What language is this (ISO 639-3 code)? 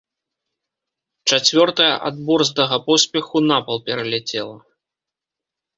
bel